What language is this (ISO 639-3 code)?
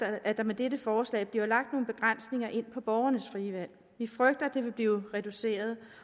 dan